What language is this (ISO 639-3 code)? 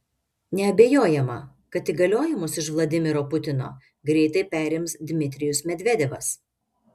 lit